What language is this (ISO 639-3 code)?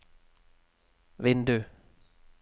nor